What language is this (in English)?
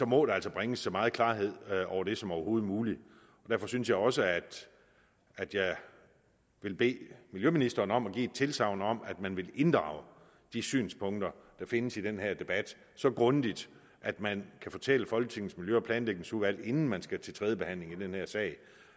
Danish